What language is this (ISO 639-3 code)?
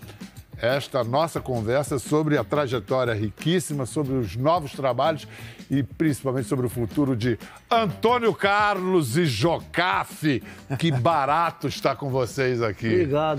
por